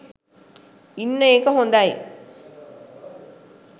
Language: Sinhala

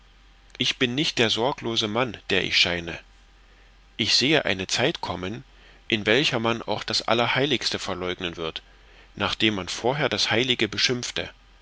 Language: German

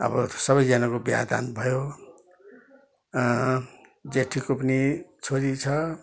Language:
Nepali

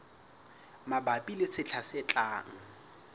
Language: Southern Sotho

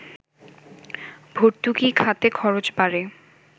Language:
Bangla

